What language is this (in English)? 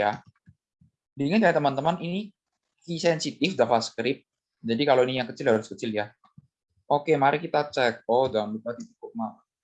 Indonesian